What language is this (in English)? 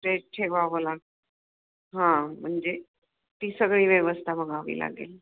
Marathi